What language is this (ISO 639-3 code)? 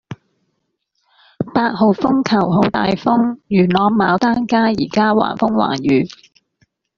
yue